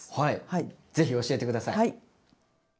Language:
Japanese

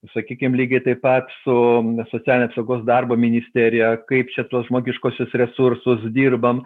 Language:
Lithuanian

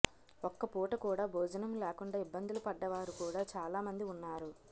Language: Telugu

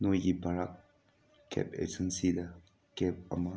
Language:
Manipuri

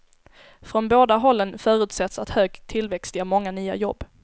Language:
Swedish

